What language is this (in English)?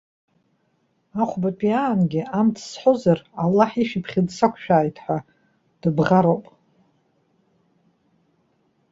Abkhazian